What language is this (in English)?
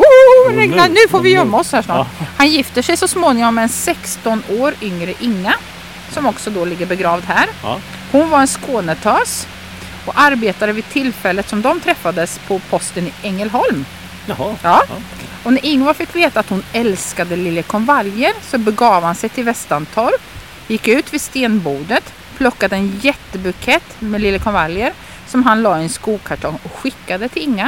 Swedish